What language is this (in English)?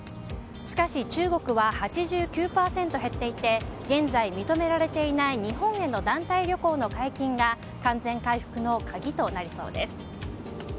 Japanese